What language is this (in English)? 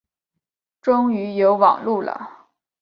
Chinese